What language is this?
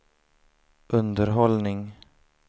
Swedish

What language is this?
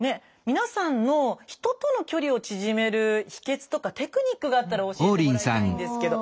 Japanese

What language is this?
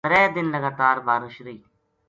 Gujari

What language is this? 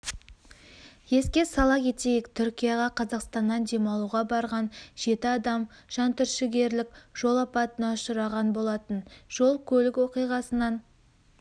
Kazakh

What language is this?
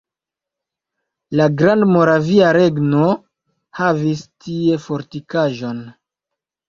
Esperanto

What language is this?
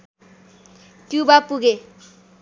Nepali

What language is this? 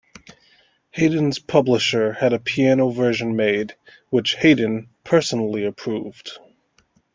English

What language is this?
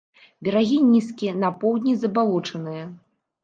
Belarusian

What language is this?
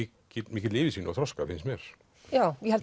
Icelandic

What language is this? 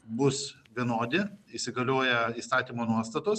Lithuanian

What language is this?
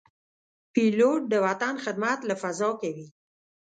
Pashto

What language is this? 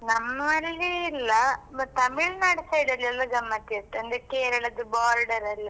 Kannada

